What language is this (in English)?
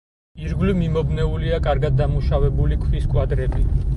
Georgian